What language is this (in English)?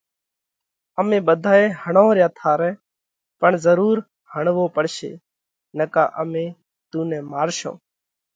Parkari Koli